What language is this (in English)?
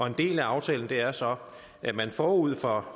Danish